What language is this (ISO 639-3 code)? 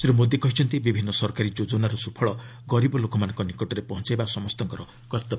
ori